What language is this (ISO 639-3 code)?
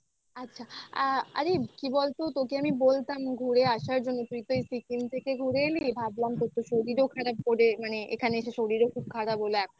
ben